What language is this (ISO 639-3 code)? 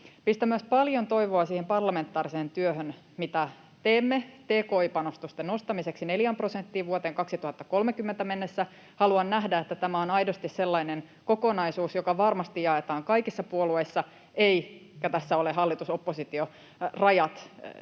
fin